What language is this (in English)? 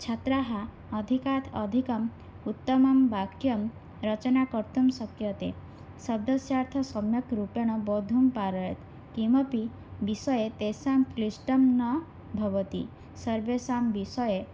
Sanskrit